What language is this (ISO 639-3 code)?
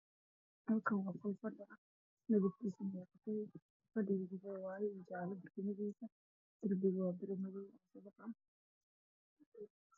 som